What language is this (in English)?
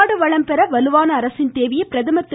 Tamil